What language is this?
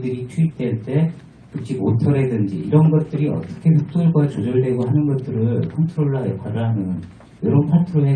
Korean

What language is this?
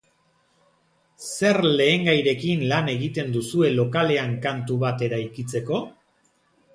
Basque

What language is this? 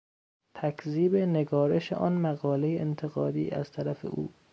Persian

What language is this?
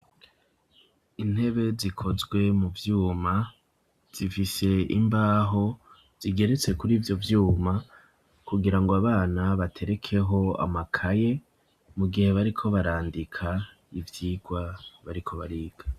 Rundi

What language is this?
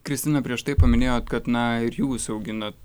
Lithuanian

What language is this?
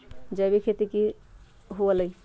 Magahi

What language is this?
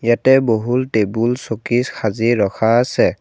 Assamese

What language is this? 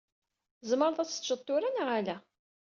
Kabyle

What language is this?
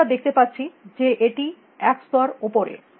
Bangla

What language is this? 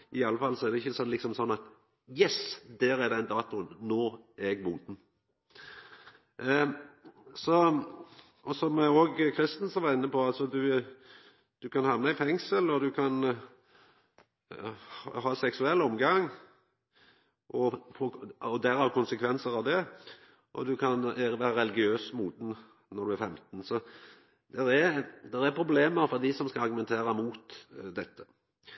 Norwegian Nynorsk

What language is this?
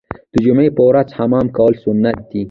Pashto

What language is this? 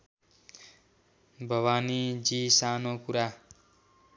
Nepali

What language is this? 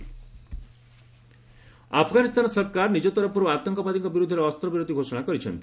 Odia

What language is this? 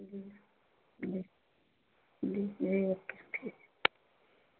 Urdu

